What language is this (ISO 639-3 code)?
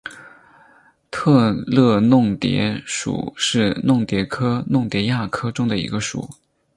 zho